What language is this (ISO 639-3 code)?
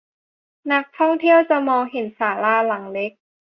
tha